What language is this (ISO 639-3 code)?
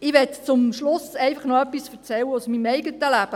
gsw